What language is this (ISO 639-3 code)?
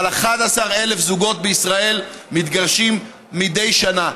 heb